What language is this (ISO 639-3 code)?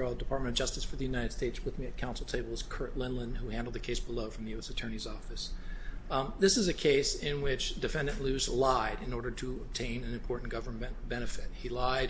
eng